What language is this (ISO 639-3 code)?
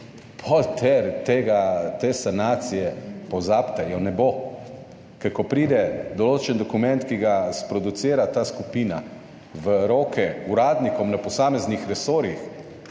slv